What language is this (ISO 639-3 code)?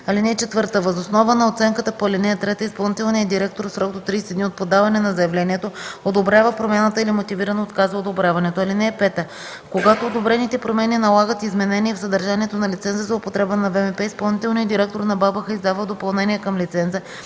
bul